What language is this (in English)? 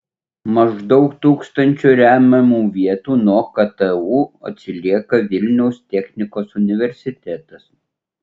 Lithuanian